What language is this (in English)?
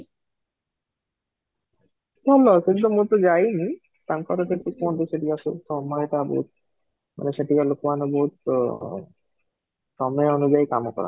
Odia